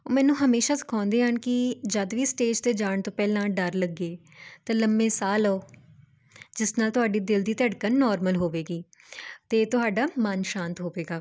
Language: Punjabi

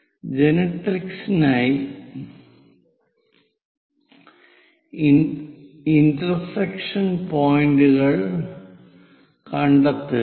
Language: Malayalam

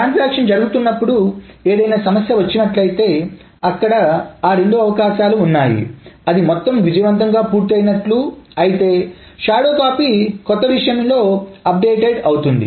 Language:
Telugu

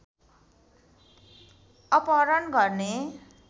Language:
Nepali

